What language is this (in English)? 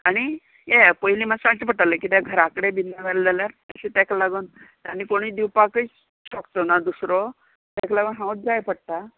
Konkani